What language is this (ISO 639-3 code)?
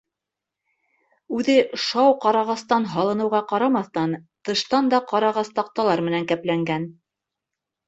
bak